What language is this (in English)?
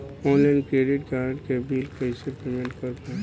Bhojpuri